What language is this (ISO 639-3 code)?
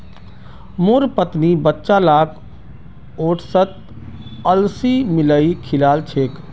mag